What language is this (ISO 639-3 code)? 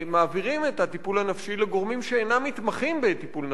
heb